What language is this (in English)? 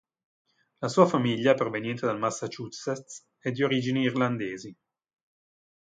Italian